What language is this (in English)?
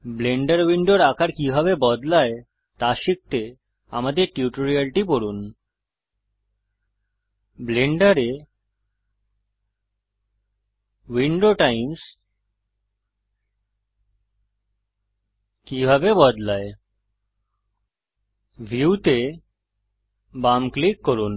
Bangla